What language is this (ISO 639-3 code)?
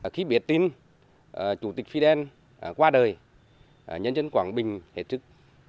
vie